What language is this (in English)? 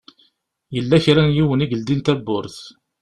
Kabyle